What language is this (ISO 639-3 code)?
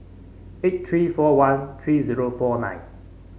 eng